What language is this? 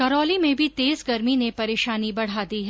Hindi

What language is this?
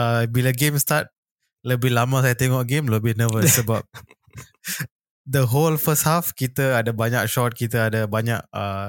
Malay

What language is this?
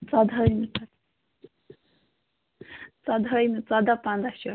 Kashmiri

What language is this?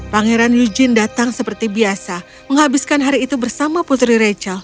Indonesian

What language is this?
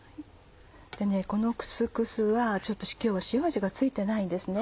Japanese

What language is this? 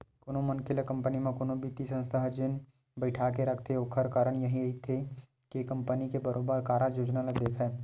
Chhattisgarhi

